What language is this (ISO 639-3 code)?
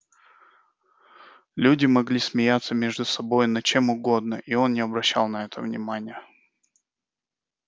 rus